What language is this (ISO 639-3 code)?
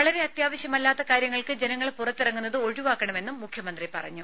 mal